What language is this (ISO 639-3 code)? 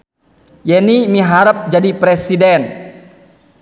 sun